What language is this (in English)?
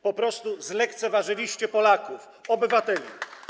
Polish